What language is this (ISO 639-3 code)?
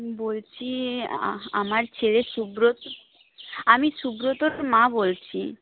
ben